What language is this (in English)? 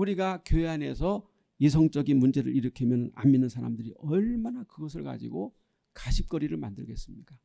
Korean